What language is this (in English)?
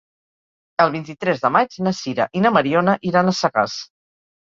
Catalan